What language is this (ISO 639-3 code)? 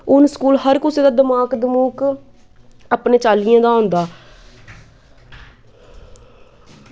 doi